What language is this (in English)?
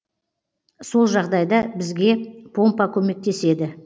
Kazakh